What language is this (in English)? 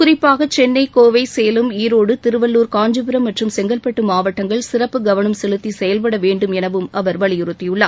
Tamil